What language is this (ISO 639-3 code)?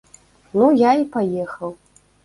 bel